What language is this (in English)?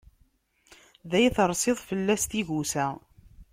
Kabyle